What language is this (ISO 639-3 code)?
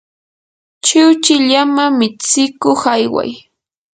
qur